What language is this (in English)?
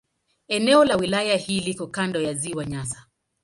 Swahili